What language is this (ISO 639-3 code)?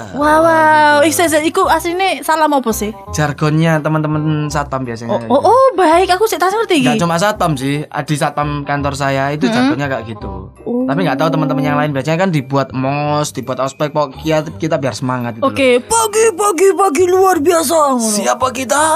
ind